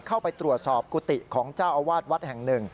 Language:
Thai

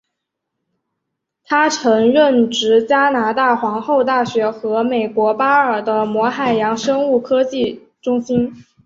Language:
Chinese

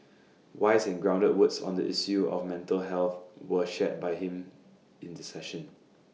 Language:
English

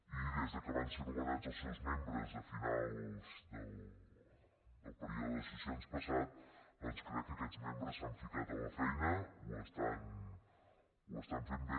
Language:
Catalan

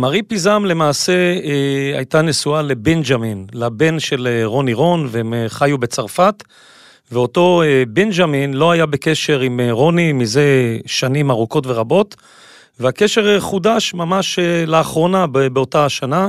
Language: Hebrew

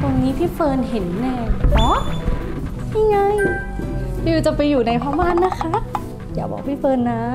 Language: Thai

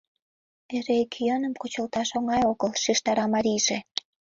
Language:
Mari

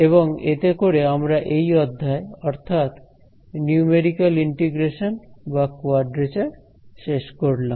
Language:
Bangla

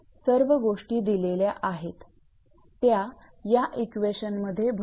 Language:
Marathi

